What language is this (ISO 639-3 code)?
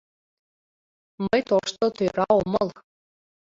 chm